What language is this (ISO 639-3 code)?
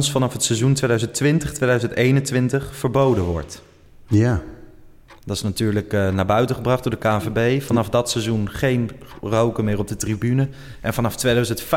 nld